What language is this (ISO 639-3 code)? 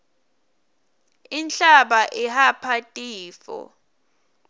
ssw